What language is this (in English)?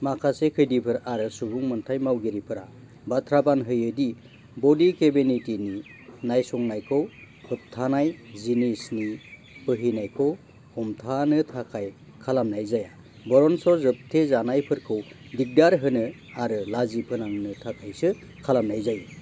Bodo